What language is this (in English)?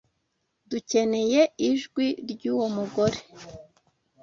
Kinyarwanda